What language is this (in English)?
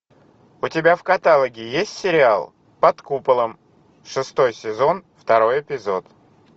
Russian